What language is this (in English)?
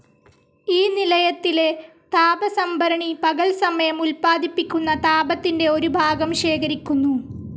Malayalam